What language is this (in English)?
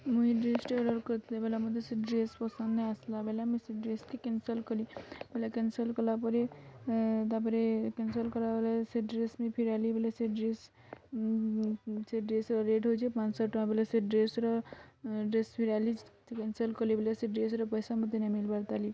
Odia